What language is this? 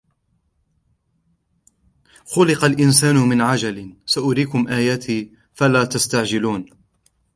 Arabic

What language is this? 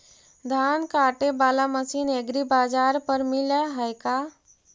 Magahi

